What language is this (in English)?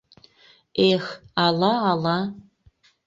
Mari